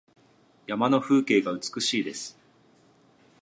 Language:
Japanese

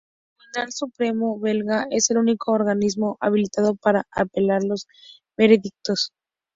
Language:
Spanish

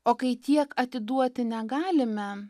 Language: Lithuanian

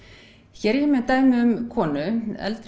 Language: Icelandic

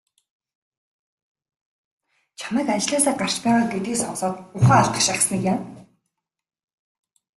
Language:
Mongolian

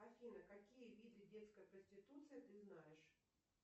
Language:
Russian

